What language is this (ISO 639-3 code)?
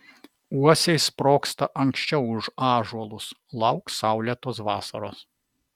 lit